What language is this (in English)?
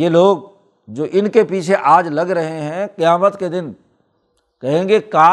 Urdu